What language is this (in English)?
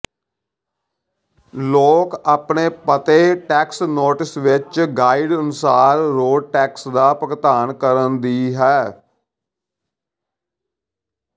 Punjabi